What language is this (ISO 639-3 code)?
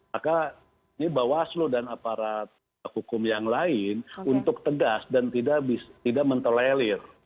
ind